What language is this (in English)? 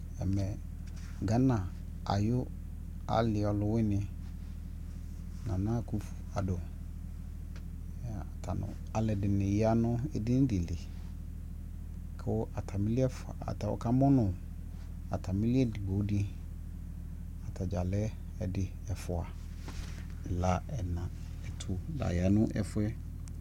Ikposo